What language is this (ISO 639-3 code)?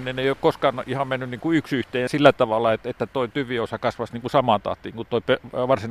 fin